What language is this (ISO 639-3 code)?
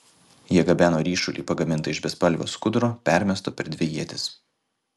lit